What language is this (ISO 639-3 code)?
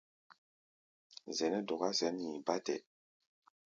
gba